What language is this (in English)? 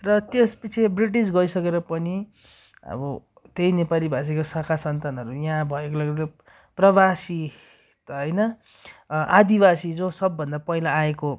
Nepali